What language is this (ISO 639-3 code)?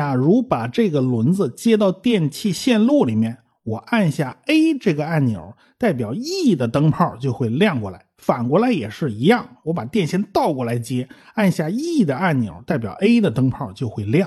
zho